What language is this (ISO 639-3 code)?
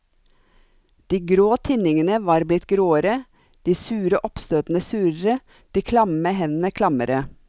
nor